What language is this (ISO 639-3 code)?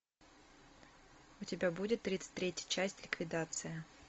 rus